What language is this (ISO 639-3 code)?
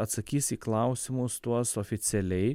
lit